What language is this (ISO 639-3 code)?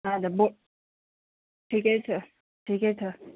nep